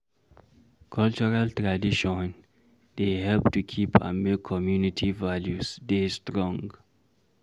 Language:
Nigerian Pidgin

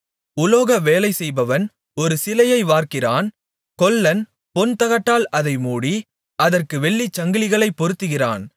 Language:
Tamil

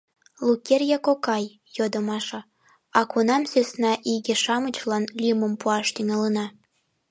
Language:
Mari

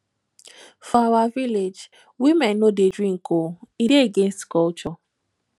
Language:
Nigerian Pidgin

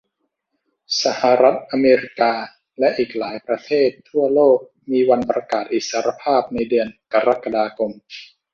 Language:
Thai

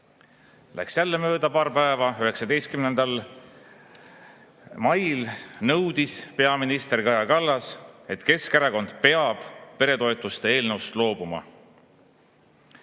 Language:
Estonian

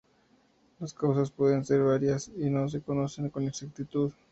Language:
Spanish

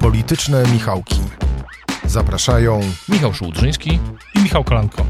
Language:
Polish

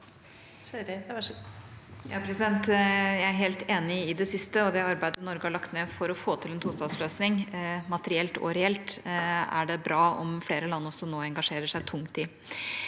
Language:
Norwegian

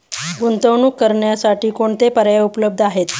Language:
Marathi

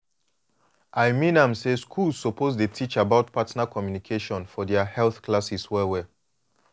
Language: Nigerian Pidgin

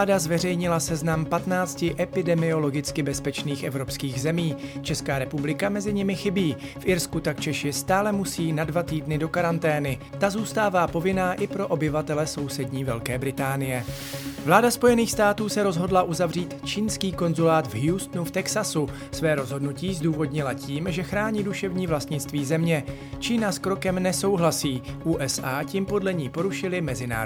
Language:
Czech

